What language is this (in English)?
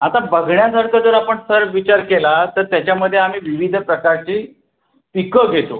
Marathi